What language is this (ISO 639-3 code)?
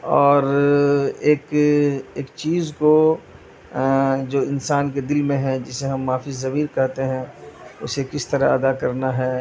urd